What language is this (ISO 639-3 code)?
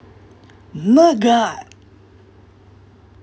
rus